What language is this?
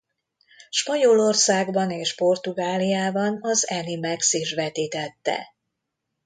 Hungarian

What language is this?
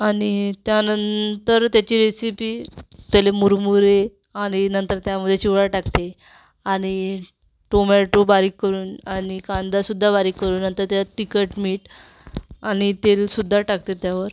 Marathi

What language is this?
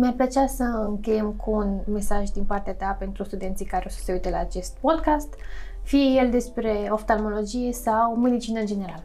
Romanian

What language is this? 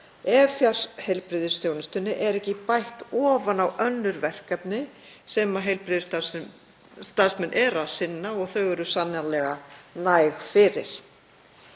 Icelandic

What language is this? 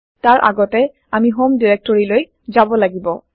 Assamese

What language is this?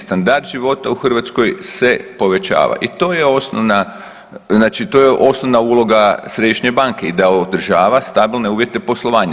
Croatian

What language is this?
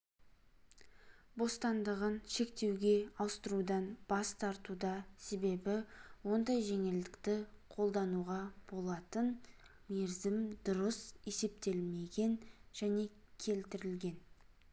Kazakh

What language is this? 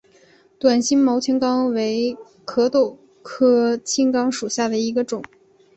Chinese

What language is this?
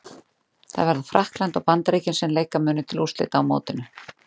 Icelandic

